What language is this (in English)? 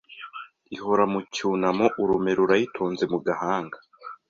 Kinyarwanda